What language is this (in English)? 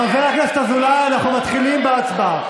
Hebrew